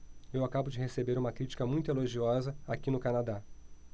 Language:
Portuguese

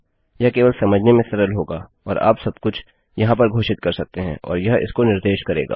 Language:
Hindi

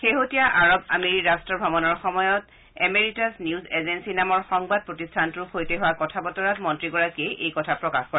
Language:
Assamese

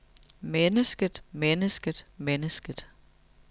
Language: Danish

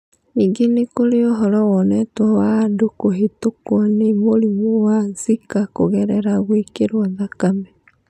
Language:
Kikuyu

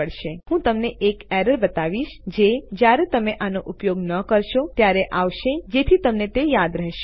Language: Gujarati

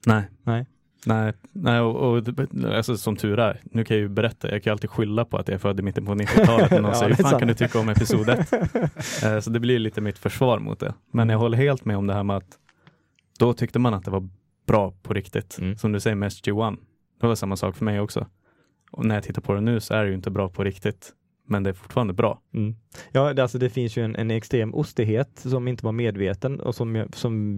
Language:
Swedish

